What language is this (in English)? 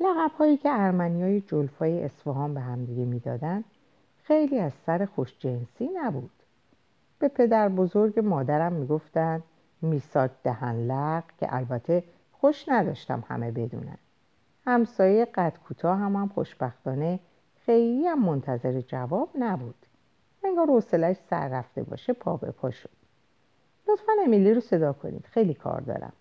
Persian